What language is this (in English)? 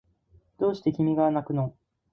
Japanese